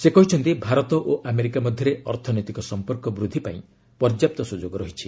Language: Odia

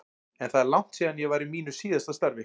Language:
Icelandic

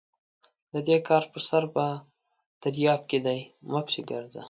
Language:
Pashto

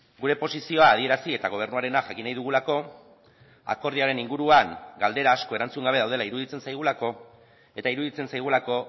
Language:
Basque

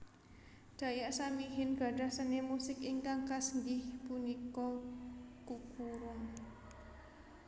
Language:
Javanese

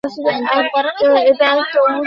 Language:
Bangla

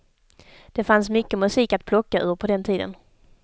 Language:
Swedish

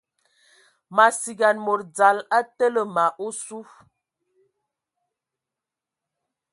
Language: Ewondo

